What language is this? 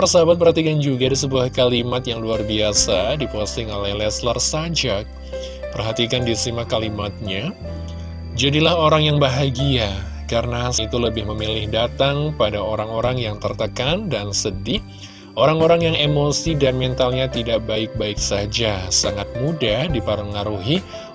Indonesian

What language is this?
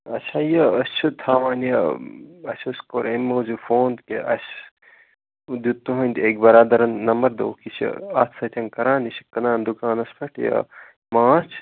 Kashmiri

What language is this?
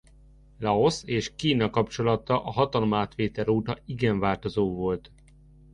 Hungarian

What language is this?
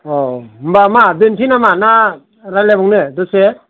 Bodo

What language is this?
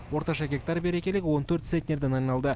Kazakh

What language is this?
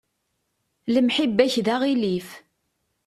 Kabyle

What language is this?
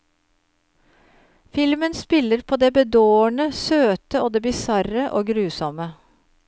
Norwegian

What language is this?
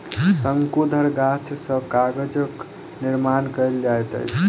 Maithili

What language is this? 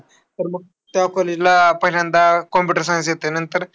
Marathi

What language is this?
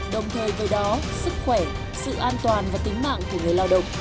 Vietnamese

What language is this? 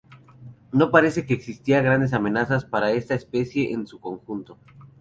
Spanish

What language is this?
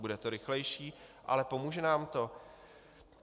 Czech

